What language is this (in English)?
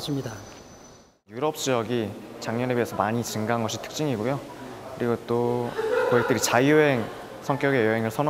Korean